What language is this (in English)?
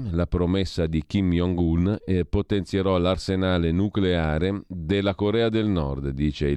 Italian